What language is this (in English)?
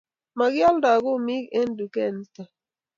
Kalenjin